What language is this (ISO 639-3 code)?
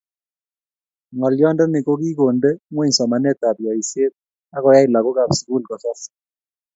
kln